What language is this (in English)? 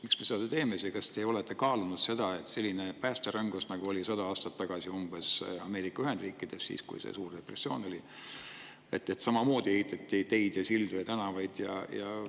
Estonian